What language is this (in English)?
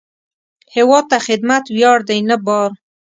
Pashto